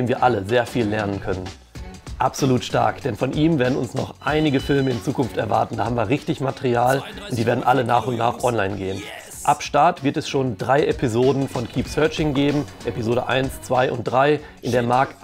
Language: German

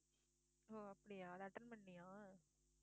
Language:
Tamil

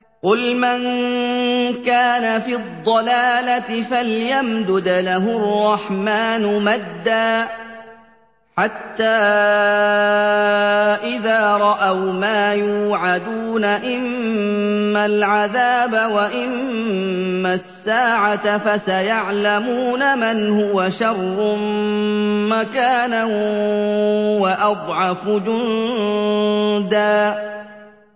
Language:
Arabic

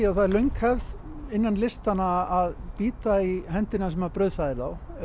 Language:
Icelandic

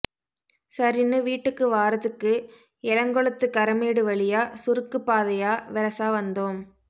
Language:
Tamil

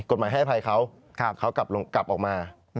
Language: Thai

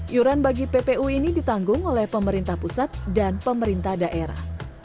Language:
Indonesian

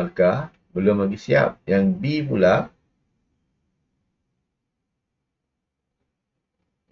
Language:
Malay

